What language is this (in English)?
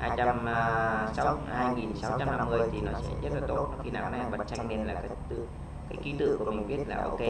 Vietnamese